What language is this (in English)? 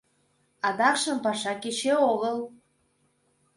Mari